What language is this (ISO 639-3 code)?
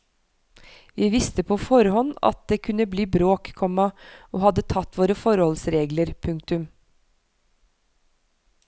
nor